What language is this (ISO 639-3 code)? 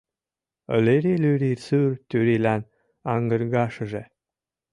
chm